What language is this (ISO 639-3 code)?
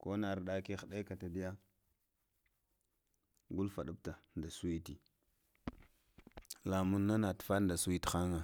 hia